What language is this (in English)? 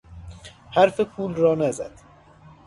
Persian